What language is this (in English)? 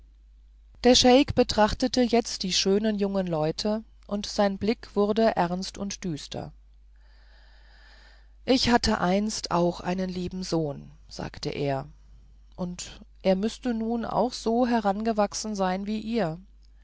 German